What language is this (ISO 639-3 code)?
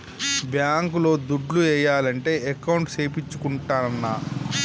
tel